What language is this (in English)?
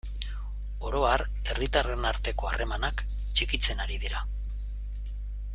Basque